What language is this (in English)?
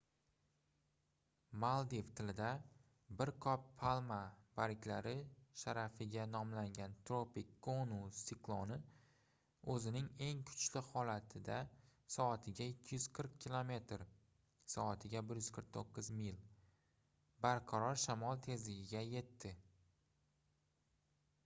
Uzbek